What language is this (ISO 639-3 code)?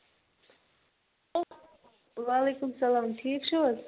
kas